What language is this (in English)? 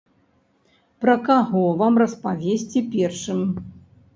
Belarusian